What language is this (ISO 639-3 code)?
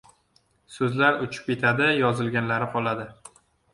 uzb